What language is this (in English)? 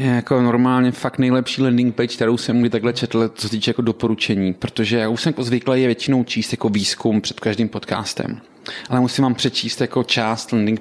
Czech